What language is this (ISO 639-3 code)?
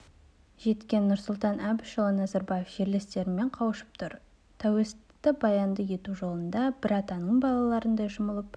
kaz